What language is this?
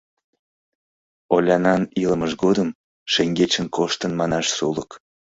Mari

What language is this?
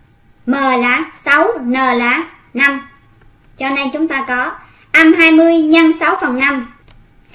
Vietnamese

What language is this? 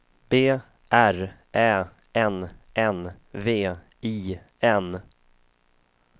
Swedish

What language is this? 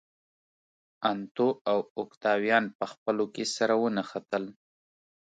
Pashto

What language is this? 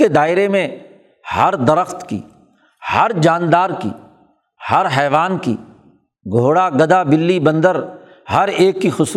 Urdu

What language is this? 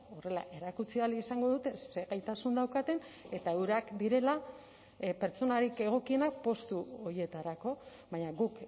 Basque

